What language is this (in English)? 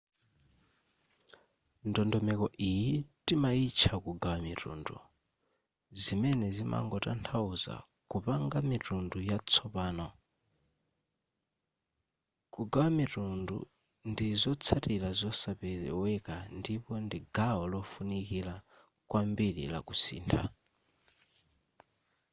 Nyanja